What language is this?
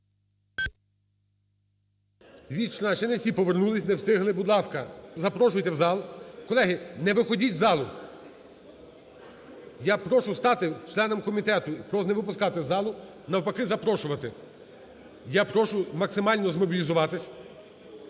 Ukrainian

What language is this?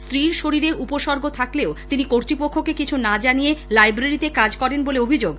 Bangla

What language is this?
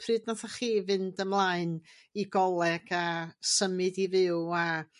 Welsh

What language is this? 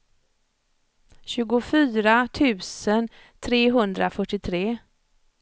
Swedish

